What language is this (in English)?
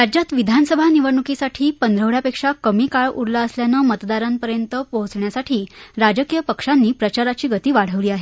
Marathi